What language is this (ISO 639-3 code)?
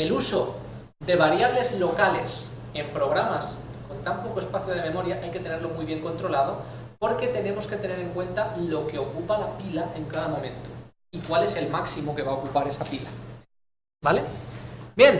spa